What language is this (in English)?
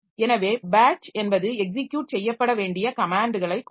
Tamil